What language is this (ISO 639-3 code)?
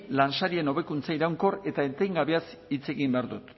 eus